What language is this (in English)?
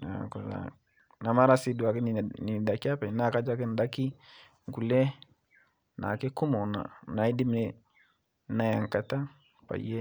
Masai